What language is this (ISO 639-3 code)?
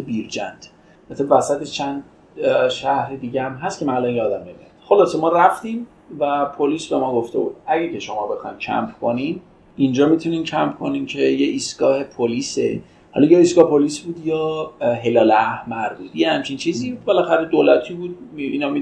fas